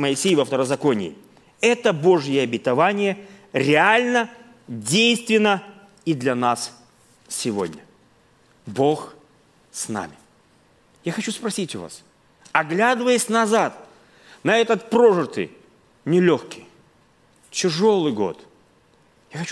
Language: Russian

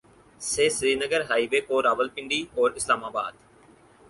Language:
Urdu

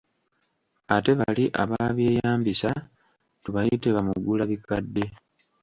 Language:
Ganda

